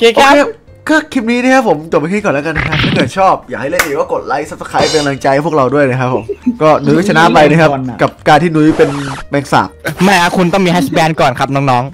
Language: Thai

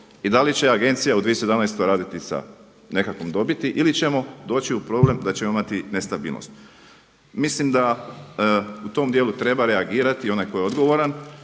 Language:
Croatian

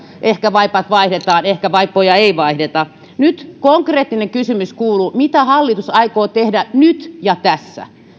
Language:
Finnish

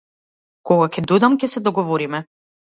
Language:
Macedonian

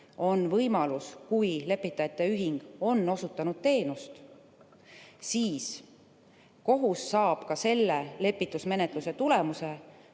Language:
Estonian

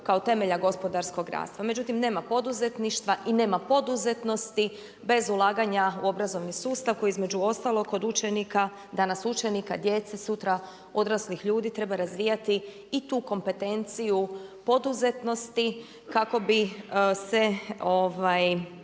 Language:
Croatian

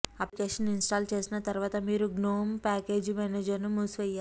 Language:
Telugu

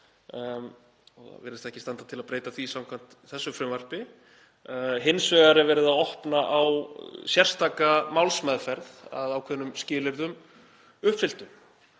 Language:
Icelandic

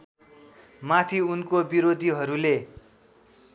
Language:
Nepali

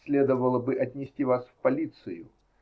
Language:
Russian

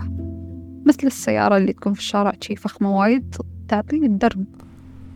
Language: Arabic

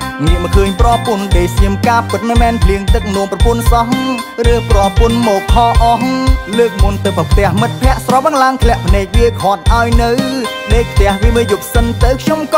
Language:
Thai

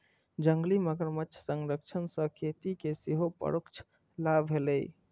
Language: Maithili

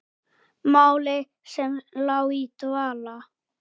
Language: Icelandic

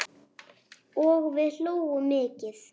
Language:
Icelandic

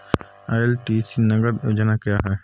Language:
Hindi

